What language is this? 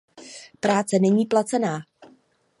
Czech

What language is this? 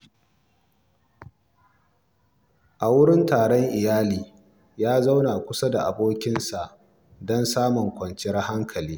Hausa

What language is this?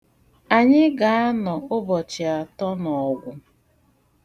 Igbo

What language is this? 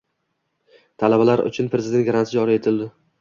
Uzbek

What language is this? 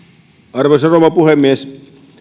Finnish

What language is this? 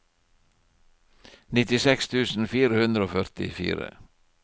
Norwegian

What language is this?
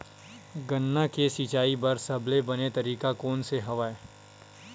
Chhattisgarhi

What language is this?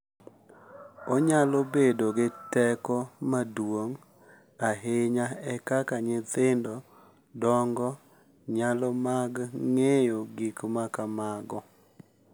Luo (Kenya and Tanzania)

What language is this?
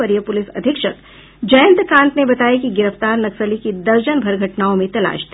Hindi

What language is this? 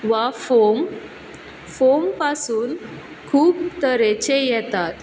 Konkani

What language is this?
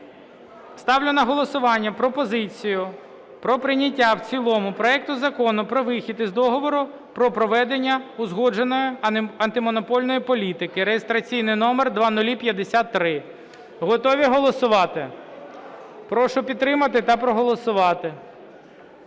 Ukrainian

